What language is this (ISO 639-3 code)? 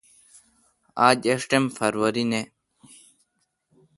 xka